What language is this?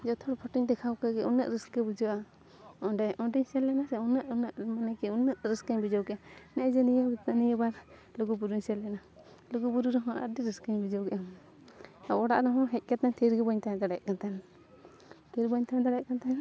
Santali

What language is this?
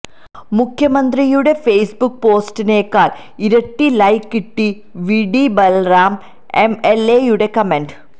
Malayalam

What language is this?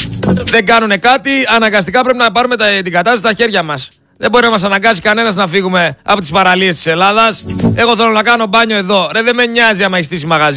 Greek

